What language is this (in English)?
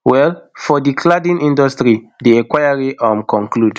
Nigerian Pidgin